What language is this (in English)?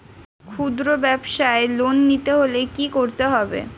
Bangla